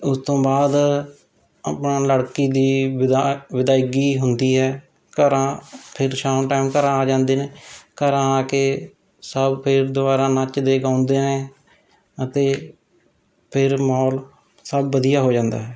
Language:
Punjabi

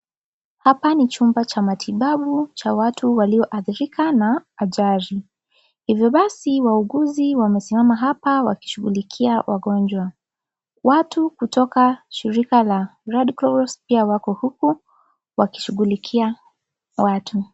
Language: Swahili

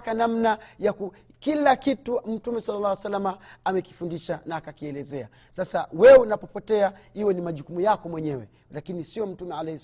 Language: Swahili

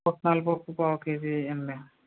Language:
Telugu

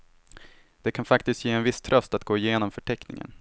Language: Swedish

